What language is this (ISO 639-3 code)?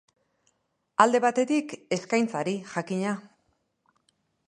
eus